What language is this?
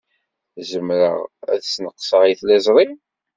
Kabyle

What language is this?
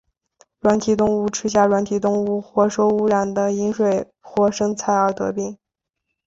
Chinese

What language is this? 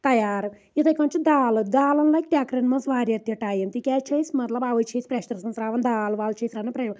Kashmiri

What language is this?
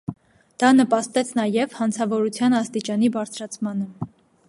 Armenian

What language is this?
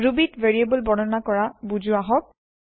Assamese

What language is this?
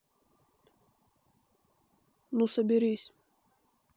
Russian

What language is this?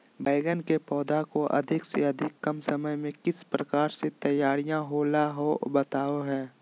Magahi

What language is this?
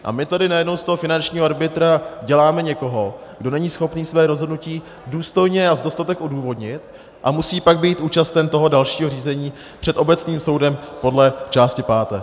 Czech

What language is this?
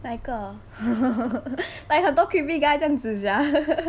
English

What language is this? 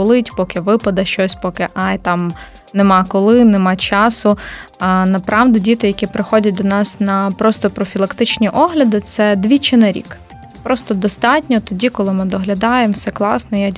Ukrainian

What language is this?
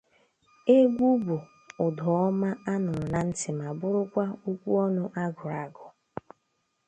Igbo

